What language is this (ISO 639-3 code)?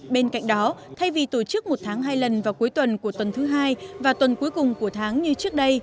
vie